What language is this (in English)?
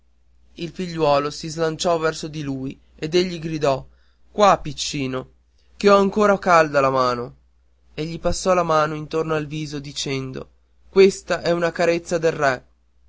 Italian